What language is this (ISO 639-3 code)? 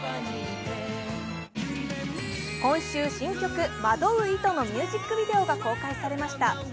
jpn